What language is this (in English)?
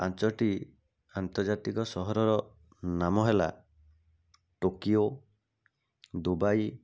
Odia